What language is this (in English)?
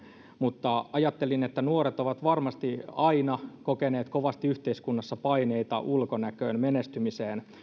Finnish